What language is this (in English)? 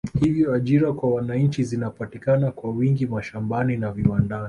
Swahili